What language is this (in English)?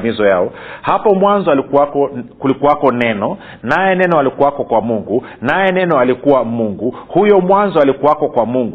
Swahili